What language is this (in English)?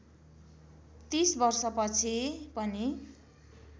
Nepali